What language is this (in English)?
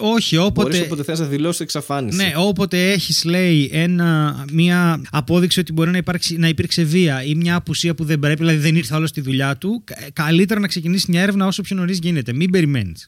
Greek